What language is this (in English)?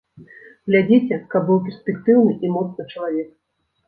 Belarusian